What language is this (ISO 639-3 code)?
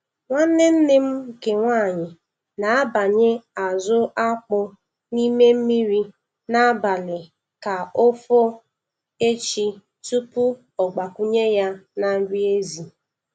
ibo